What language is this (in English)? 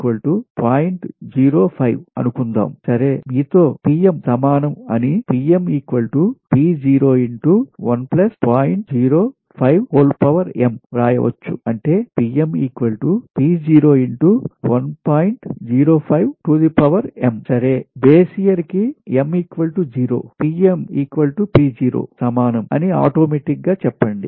Telugu